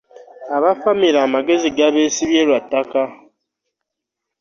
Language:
Ganda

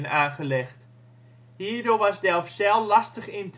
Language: Dutch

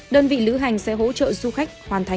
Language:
Vietnamese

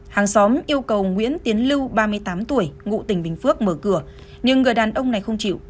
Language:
Vietnamese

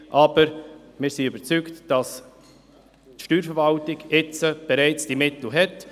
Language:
Swiss German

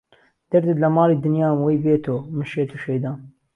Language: Central Kurdish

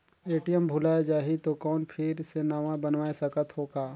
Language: Chhattisgarhi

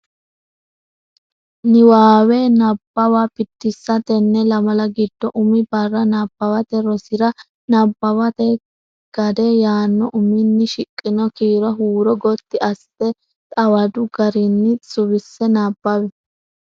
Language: Sidamo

